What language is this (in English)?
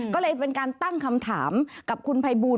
Thai